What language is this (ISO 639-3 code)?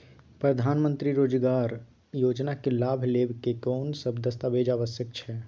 mai